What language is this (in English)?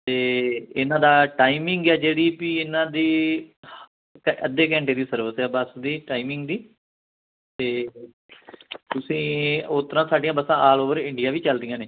Punjabi